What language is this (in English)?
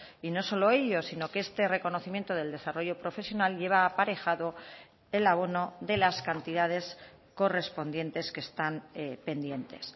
Spanish